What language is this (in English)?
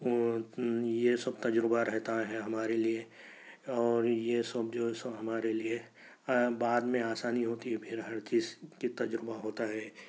Urdu